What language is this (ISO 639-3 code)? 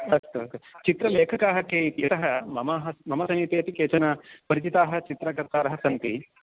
san